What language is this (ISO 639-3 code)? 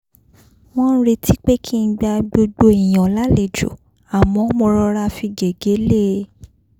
yor